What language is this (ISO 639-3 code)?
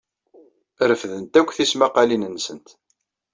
kab